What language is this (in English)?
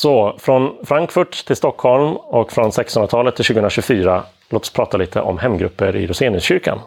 Swedish